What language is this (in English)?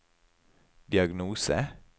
Norwegian